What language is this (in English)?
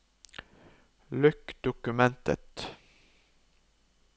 Norwegian